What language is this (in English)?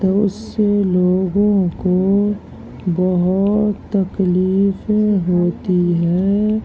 Urdu